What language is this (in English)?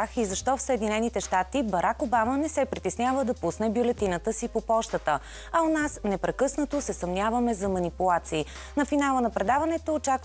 Bulgarian